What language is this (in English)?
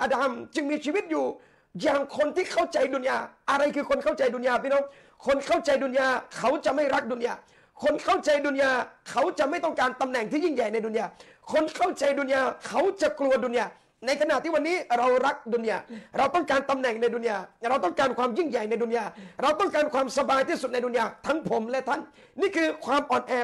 Thai